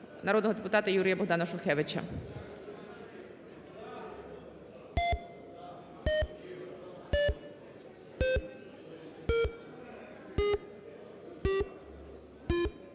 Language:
Ukrainian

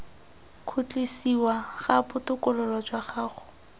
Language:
Tswana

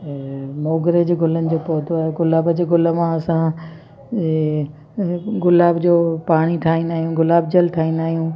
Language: Sindhi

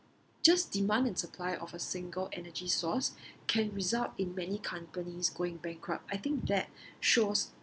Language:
English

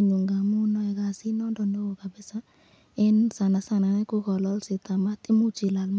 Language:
Kalenjin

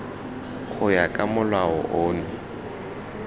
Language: Tswana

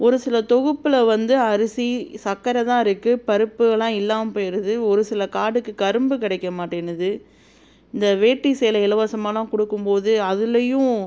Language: Tamil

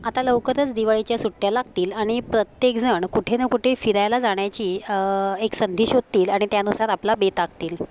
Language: Marathi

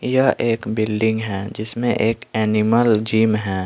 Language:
Hindi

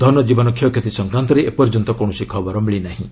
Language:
Odia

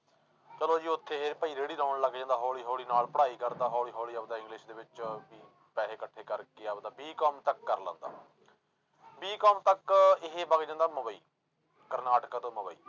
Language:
Punjabi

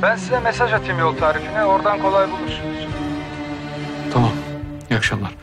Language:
Turkish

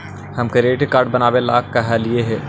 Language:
Magahi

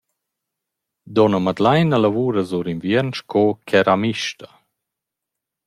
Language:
Romansh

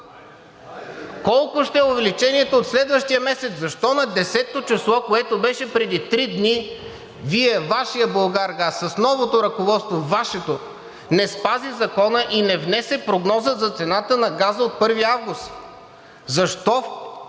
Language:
Bulgarian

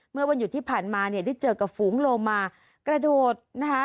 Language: Thai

